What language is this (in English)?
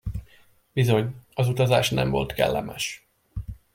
Hungarian